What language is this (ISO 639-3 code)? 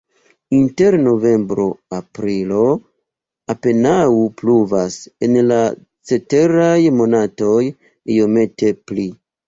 epo